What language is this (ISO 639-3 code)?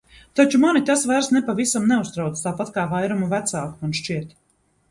lav